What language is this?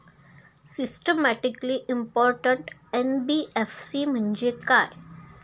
Marathi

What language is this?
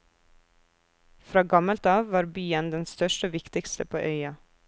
Norwegian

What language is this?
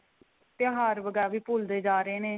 Punjabi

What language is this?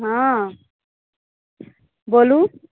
Maithili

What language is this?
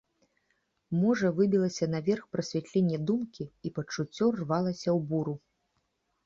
Belarusian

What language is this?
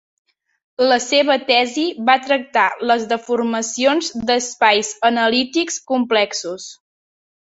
Catalan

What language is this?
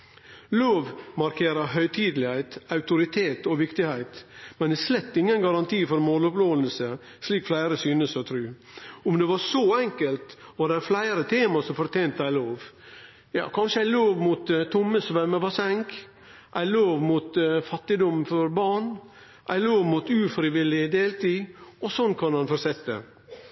Norwegian Nynorsk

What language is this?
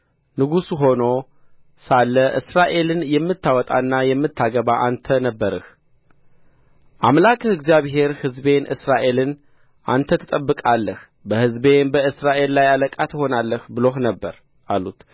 Amharic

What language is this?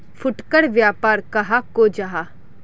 Magahi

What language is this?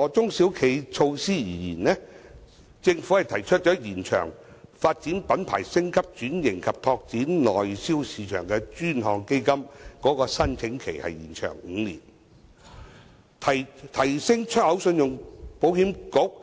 Cantonese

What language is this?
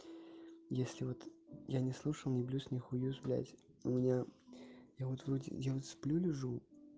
Russian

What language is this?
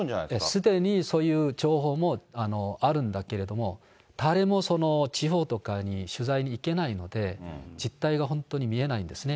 Japanese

